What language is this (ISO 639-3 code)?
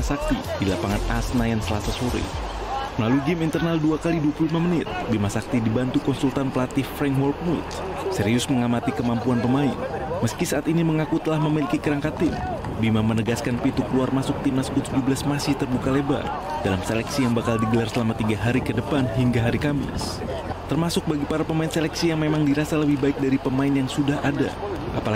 ind